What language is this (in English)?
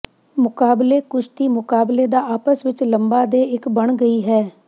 Punjabi